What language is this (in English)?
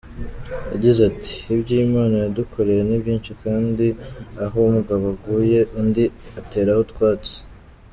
Kinyarwanda